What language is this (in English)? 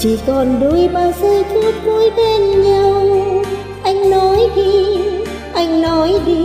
Vietnamese